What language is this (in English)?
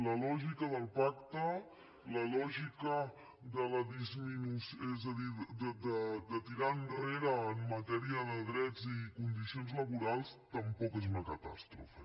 Catalan